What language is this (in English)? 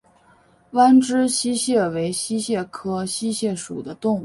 Chinese